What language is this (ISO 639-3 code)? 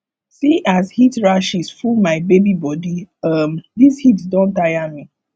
pcm